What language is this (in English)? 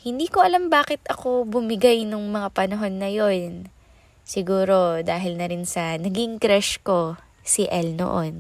Filipino